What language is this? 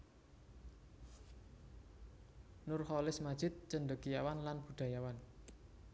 Javanese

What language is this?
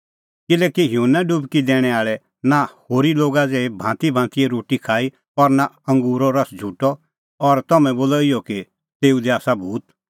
Kullu Pahari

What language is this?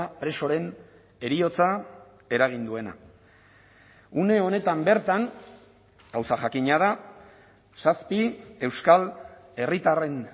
Basque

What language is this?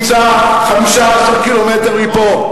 Hebrew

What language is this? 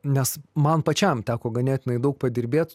Lithuanian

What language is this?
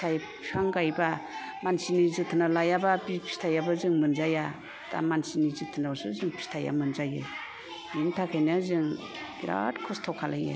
Bodo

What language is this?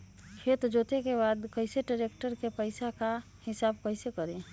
Magahi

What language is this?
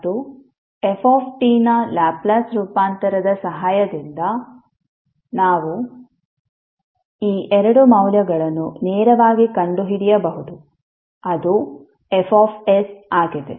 Kannada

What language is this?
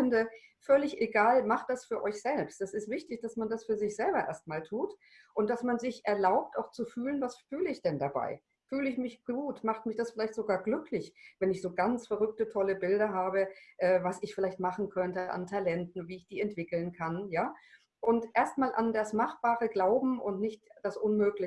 German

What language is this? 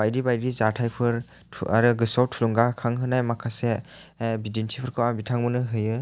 Bodo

